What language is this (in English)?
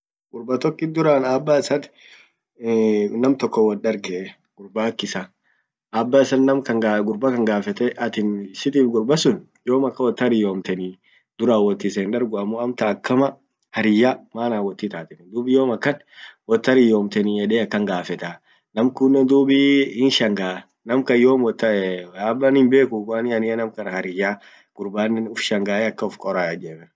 Orma